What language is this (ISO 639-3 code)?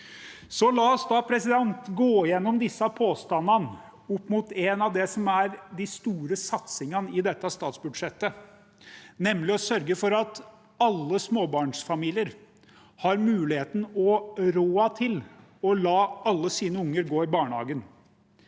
nor